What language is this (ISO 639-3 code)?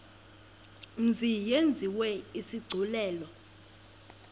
xho